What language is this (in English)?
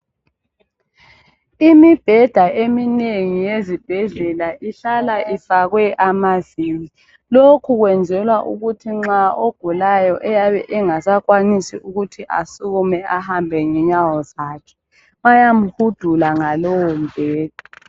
North Ndebele